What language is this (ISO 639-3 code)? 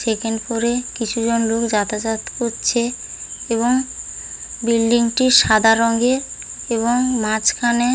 ben